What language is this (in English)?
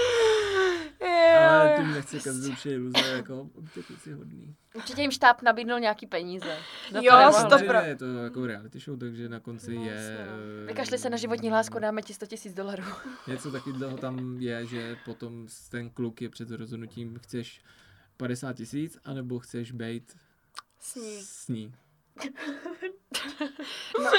Czech